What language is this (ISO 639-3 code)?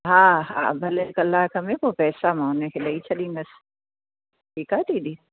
snd